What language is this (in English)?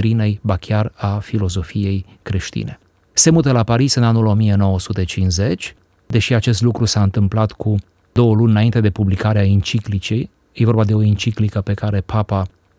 Romanian